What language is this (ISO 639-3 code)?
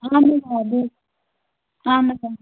kas